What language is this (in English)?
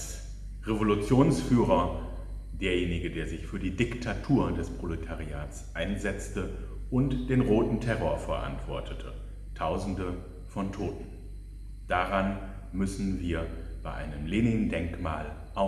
German